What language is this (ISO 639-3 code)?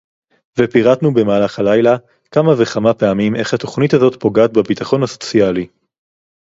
heb